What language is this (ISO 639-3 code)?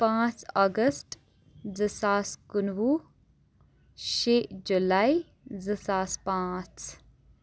kas